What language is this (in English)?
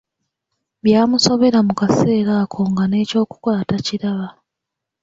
Ganda